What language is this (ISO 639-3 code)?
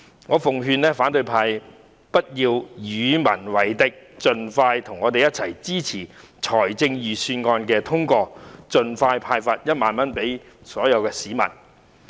yue